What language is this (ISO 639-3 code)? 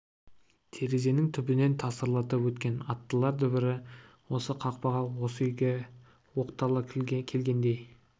kaz